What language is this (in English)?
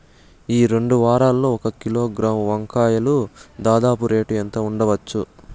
Telugu